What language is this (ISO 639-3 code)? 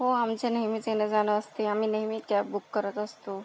mar